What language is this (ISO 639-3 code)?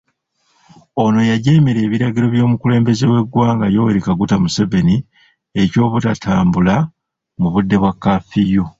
lug